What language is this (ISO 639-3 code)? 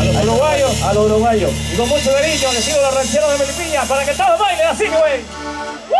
spa